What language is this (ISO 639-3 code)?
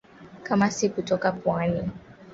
swa